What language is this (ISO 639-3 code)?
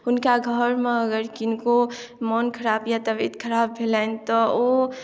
mai